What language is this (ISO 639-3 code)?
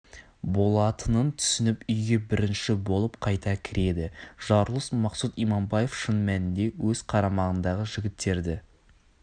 kaz